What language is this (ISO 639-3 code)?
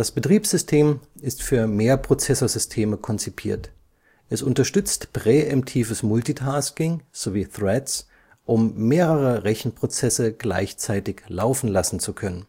deu